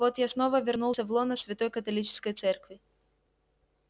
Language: Russian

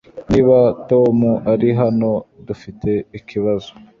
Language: Kinyarwanda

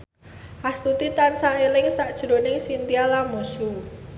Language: Javanese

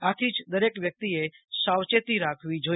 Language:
Gujarati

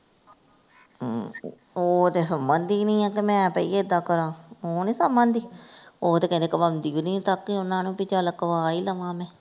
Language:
Punjabi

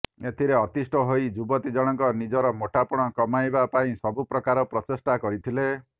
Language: Odia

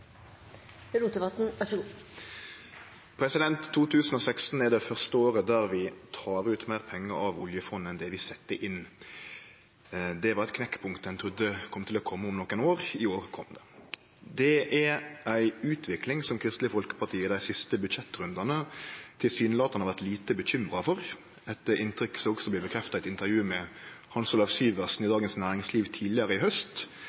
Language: Norwegian Nynorsk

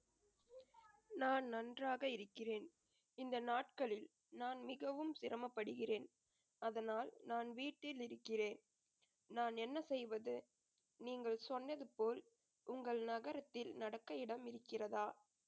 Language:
Tamil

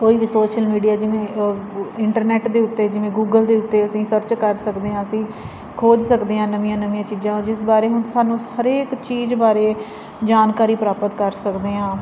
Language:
Punjabi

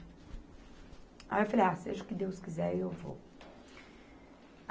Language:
Portuguese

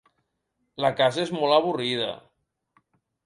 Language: Catalan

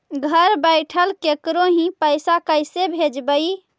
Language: Magahi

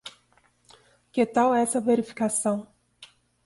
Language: Portuguese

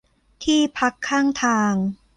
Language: Thai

